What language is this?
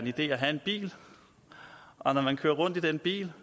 Danish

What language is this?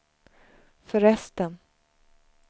Swedish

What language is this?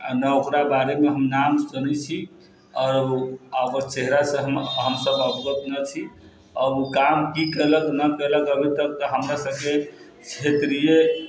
Maithili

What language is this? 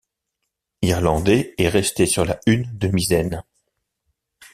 French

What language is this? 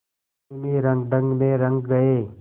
Hindi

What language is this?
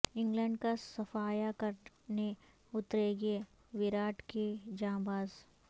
Urdu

